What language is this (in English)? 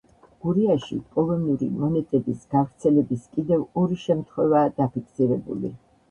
Georgian